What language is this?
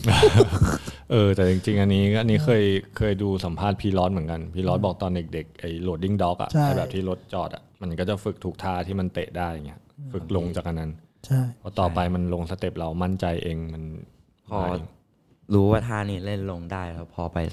Thai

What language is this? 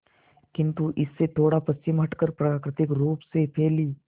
Hindi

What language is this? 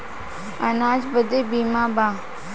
Bhojpuri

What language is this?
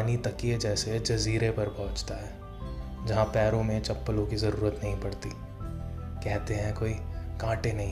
Hindi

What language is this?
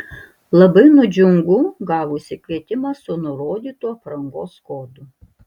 Lithuanian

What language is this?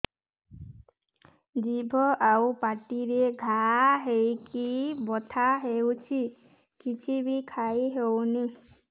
Odia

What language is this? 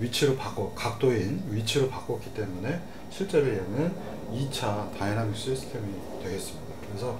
Korean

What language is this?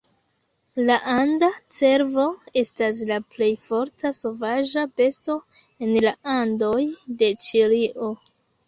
Esperanto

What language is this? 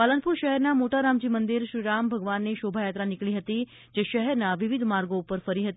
Gujarati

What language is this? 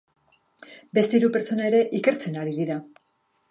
Basque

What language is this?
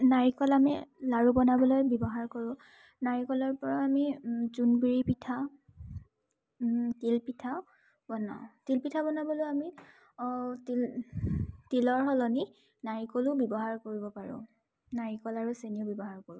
Assamese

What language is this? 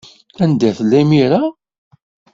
Kabyle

